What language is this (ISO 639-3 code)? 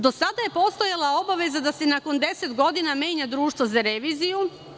srp